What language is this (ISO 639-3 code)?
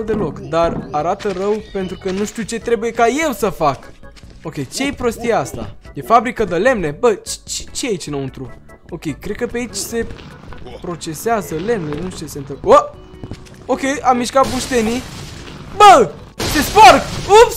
ron